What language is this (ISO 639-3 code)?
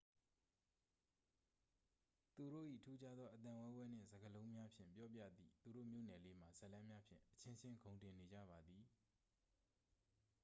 mya